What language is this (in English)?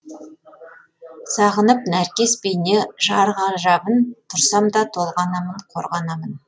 Kazakh